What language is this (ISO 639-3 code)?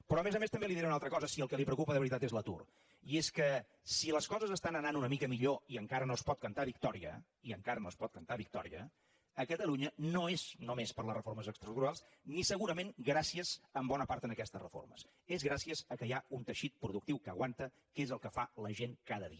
cat